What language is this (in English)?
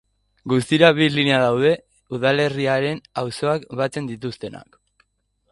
Basque